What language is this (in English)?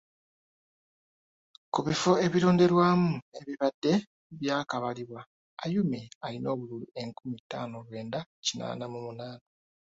Ganda